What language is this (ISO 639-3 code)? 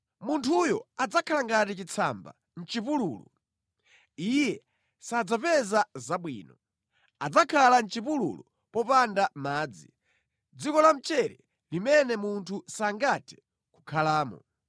nya